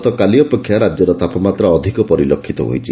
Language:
Odia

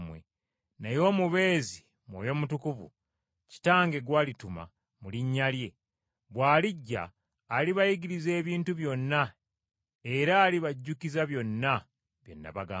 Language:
Ganda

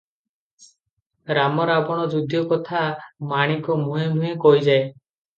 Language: Odia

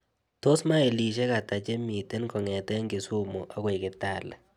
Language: Kalenjin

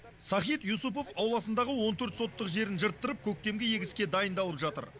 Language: Kazakh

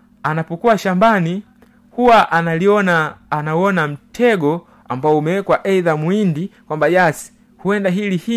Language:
Swahili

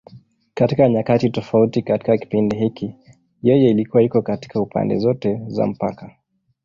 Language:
Swahili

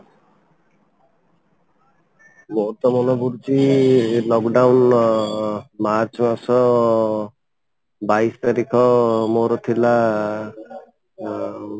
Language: Odia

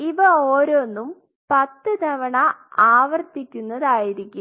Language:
Malayalam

